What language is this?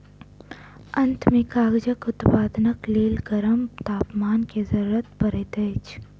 Maithili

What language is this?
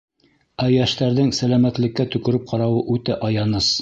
Bashkir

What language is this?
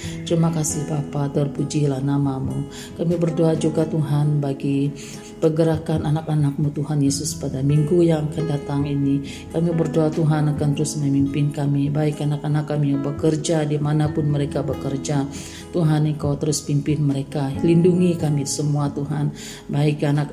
Malay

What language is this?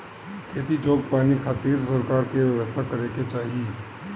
Bhojpuri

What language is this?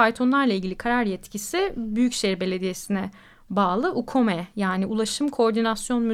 Turkish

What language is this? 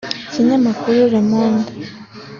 Kinyarwanda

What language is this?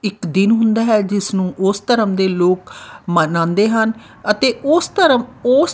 Punjabi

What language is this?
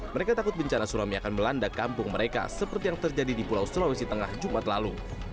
Indonesian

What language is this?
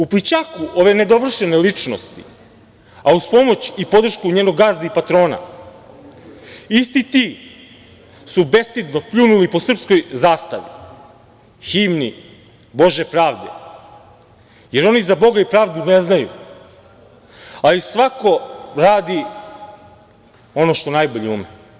Serbian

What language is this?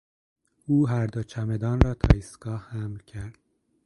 Persian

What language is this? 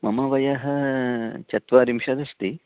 Sanskrit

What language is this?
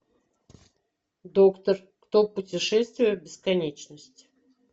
Russian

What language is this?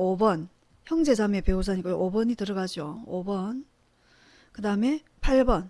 Korean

